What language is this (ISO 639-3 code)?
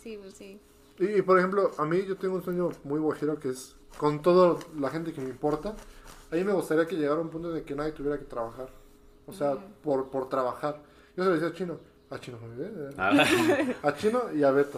spa